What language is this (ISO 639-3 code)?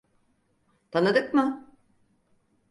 tur